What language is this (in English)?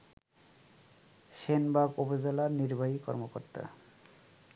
Bangla